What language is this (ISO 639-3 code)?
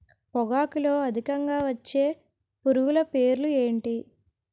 tel